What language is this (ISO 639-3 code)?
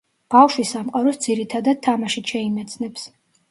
kat